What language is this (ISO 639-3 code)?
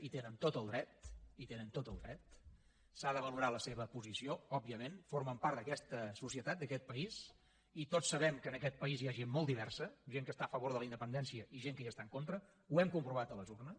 cat